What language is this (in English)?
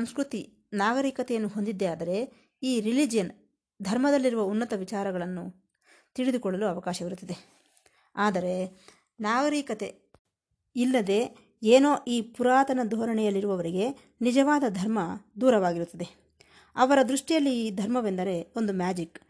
Kannada